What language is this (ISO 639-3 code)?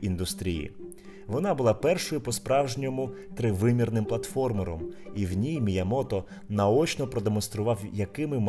ukr